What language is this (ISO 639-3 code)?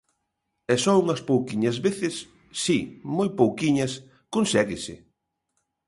glg